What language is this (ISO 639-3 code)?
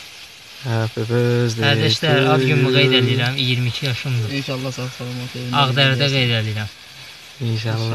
tur